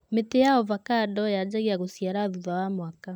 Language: Kikuyu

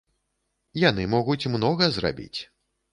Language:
Belarusian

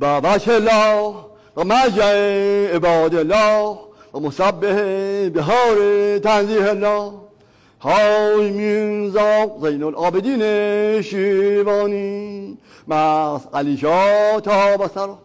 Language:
Persian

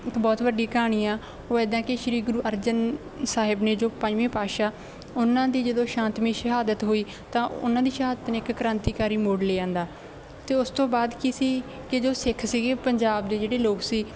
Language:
Punjabi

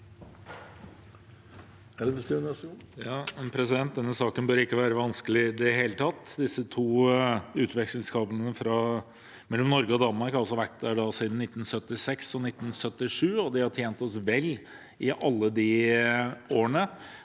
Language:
Norwegian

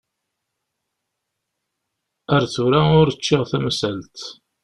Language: Kabyle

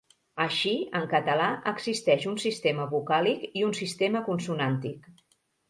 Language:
Catalan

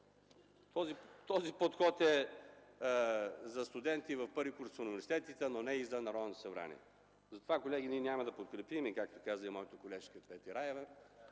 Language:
Bulgarian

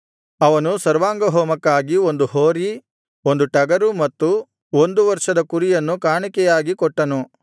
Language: Kannada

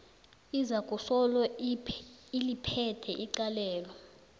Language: South Ndebele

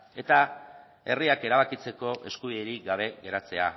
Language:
Basque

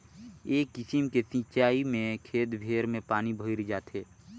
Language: Chhattisgarhi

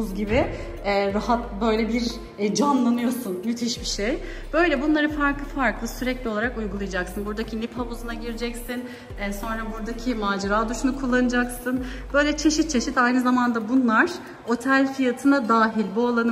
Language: Turkish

